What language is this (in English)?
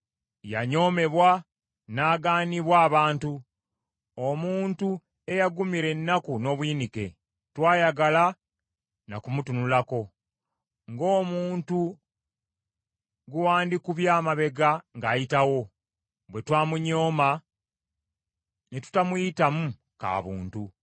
Ganda